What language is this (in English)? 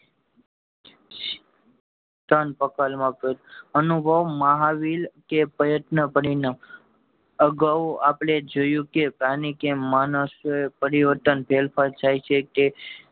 Gujarati